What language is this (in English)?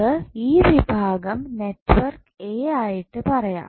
Malayalam